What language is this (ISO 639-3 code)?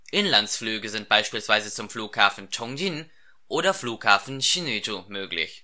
deu